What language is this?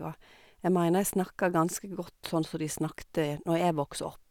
Norwegian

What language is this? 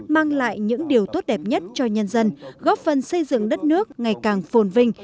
Vietnamese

